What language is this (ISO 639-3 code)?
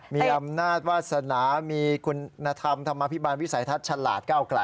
tha